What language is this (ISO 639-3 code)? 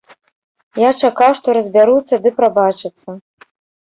bel